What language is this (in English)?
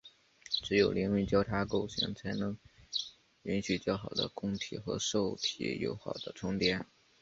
Chinese